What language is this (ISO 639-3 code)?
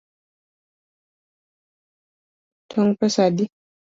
luo